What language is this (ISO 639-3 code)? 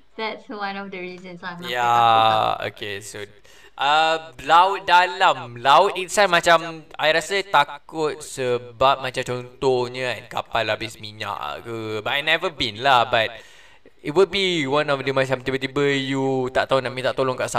msa